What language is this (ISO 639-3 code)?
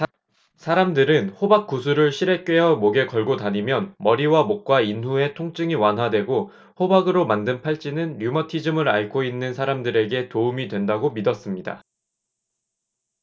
kor